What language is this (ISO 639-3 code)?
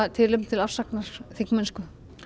isl